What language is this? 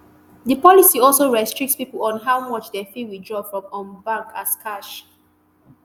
Nigerian Pidgin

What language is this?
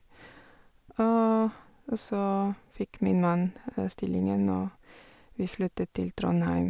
Norwegian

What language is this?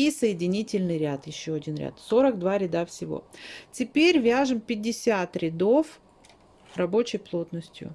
Russian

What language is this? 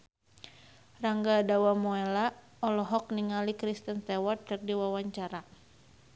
Sundanese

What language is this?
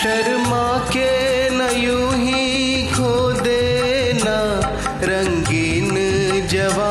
Hindi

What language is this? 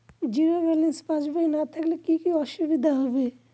Bangla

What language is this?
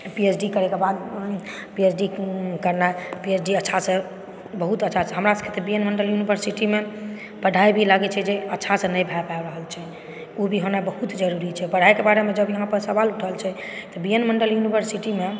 Maithili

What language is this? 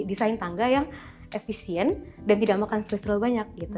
Indonesian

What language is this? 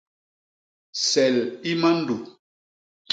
Basaa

